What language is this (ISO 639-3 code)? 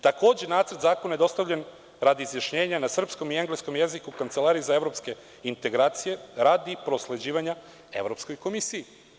srp